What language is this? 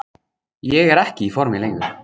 Icelandic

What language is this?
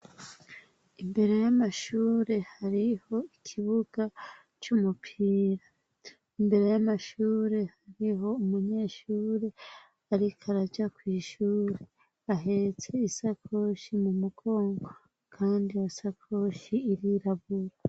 Rundi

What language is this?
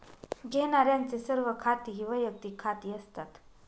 Marathi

